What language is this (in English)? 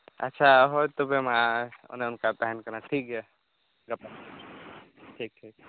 Santali